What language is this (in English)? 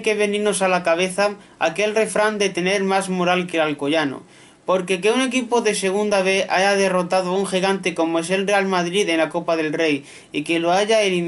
Spanish